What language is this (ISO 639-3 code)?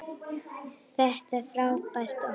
isl